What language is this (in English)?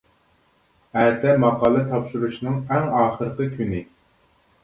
Uyghur